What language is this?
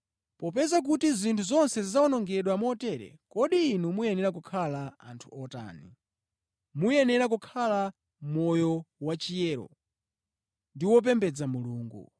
Nyanja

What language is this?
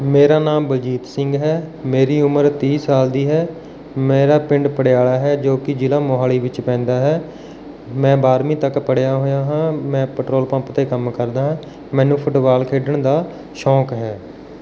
Punjabi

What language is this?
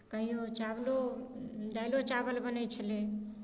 Maithili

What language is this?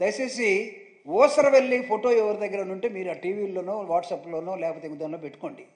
Telugu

